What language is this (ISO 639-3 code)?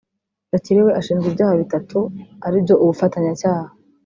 kin